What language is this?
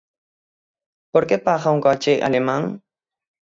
Galician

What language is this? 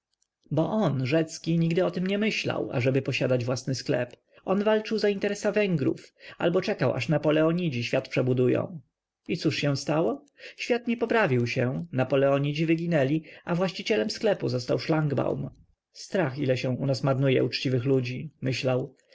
Polish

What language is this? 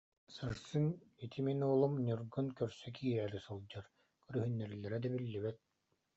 Yakut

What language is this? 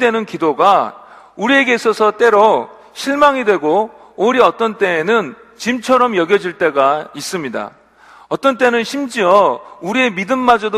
Korean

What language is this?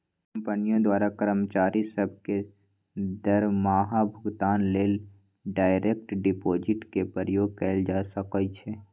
Magahi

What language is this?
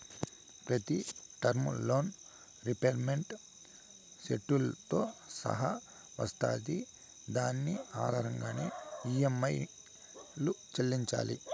Telugu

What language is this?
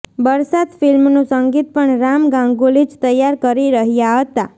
Gujarati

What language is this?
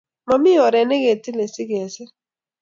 Kalenjin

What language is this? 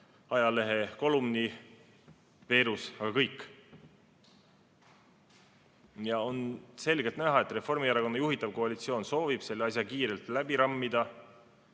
Estonian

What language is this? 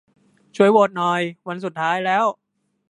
Thai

